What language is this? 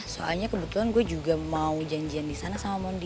Indonesian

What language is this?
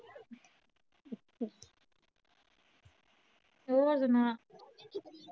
Punjabi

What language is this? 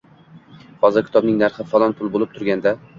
Uzbek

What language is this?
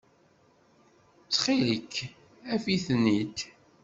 Kabyle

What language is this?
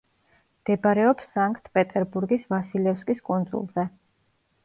Georgian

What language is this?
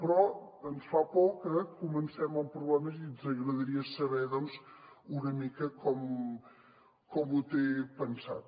Catalan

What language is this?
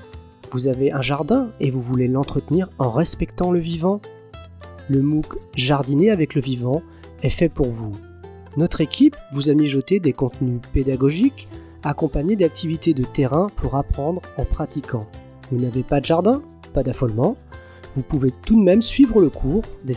French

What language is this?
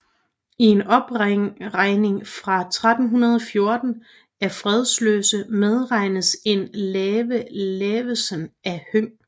Danish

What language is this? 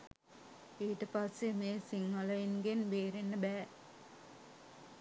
Sinhala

